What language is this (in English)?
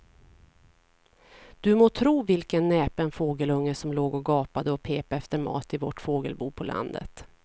Swedish